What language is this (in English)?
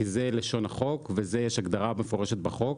Hebrew